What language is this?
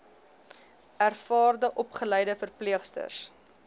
Afrikaans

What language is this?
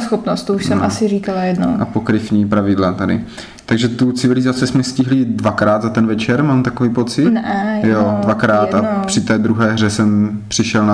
Czech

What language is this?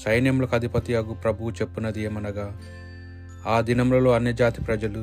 Telugu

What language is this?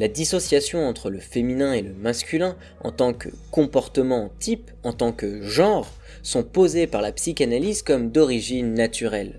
French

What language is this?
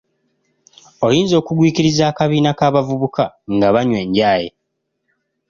Ganda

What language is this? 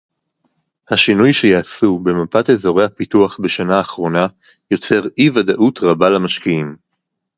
Hebrew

